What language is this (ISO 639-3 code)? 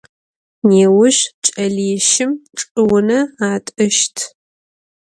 ady